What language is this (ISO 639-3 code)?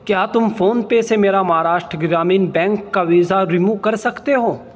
urd